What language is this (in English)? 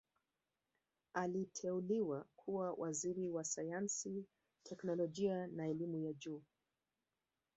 Swahili